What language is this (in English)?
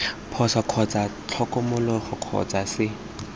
Tswana